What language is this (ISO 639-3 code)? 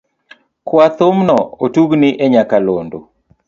luo